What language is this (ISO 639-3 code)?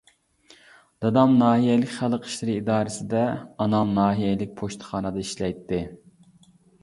uig